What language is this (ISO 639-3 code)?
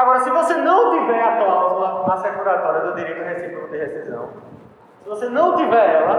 por